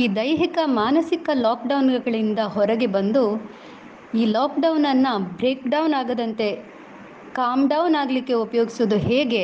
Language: Kannada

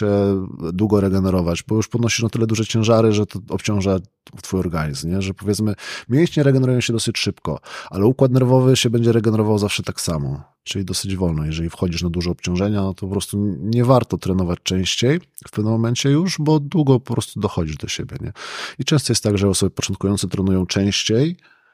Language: Polish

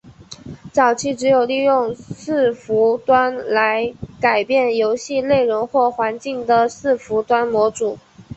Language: Chinese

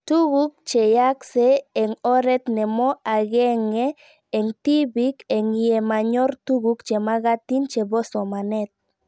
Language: Kalenjin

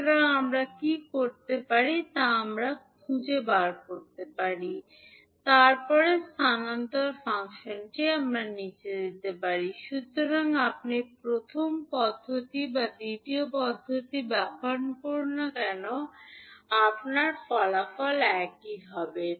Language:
Bangla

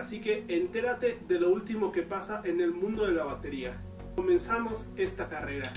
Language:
Spanish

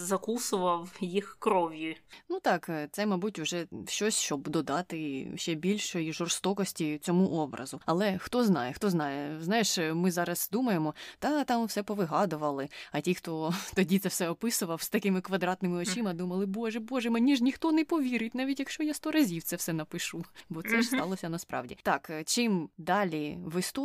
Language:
Ukrainian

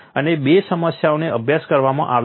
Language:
Gujarati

